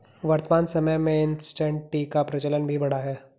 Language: Hindi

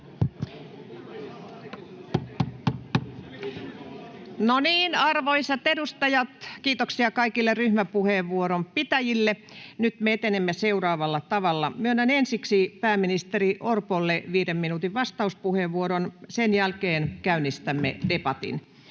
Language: Finnish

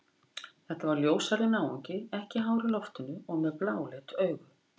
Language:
Icelandic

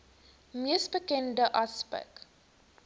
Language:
Afrikaans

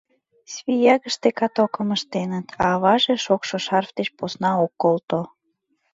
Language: Mari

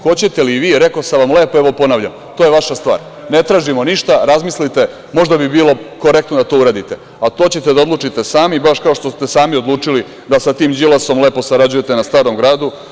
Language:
Serbian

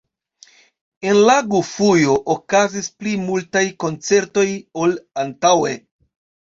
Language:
Esperanto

